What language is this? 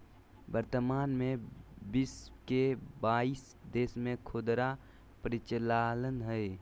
Magahi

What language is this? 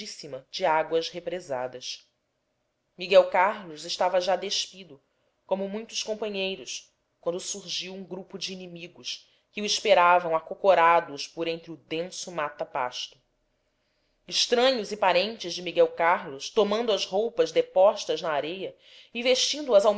Portuguese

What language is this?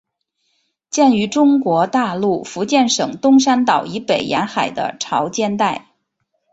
Chinese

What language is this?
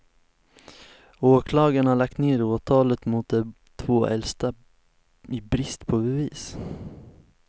Swedish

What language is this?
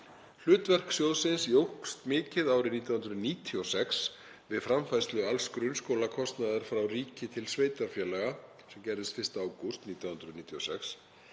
Icelandic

